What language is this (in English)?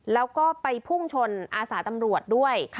Thai